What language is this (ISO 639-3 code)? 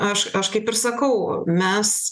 lit